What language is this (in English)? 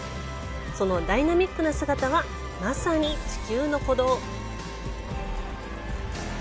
Japanese